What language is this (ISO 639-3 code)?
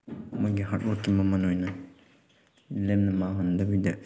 mni